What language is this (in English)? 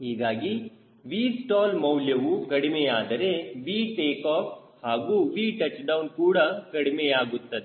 Kannada